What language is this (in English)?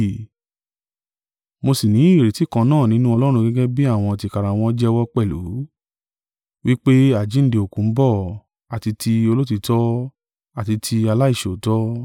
Yoruba